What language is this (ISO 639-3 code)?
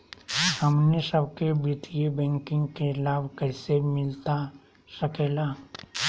mag